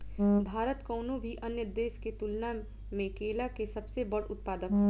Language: Bhojpuri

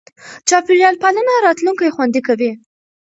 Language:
Pashto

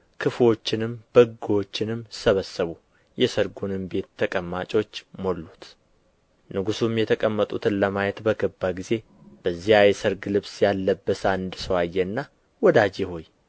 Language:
Amharic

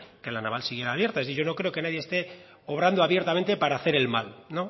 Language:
Spanish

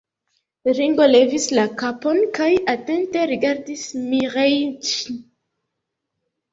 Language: Esperanto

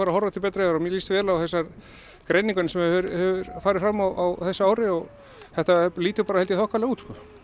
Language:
Icelandic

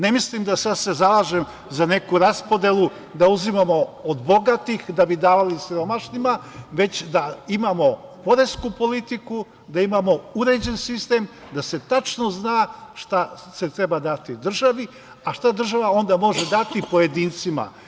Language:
Serbian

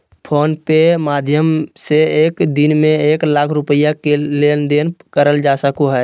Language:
Magahi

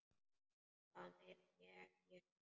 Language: Icelandic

